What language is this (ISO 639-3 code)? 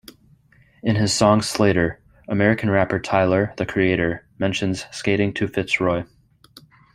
eng